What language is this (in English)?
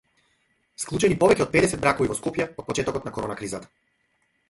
Macedonian